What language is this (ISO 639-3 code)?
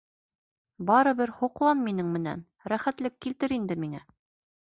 bak